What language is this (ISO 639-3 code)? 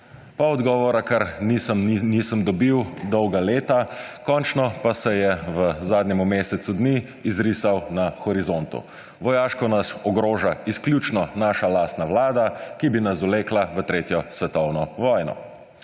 slv